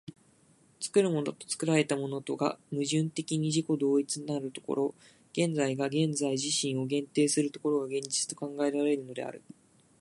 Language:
Japanese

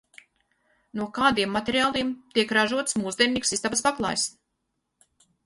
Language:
Latvian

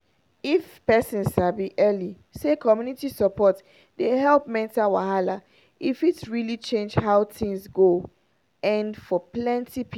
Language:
Nigerian Pidgin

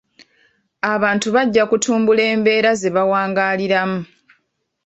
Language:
Ganda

